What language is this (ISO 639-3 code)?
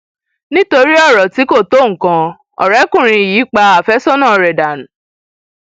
yor